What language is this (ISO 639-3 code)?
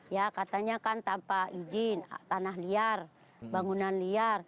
ind